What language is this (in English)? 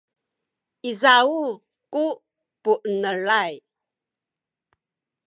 Sakizaya